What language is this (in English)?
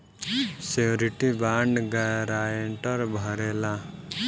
Bhojpuri